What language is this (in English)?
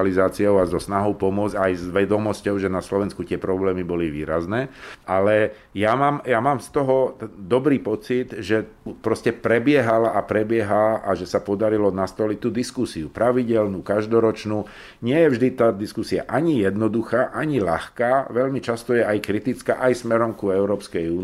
Slovak